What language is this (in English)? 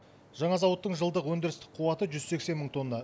Kazakh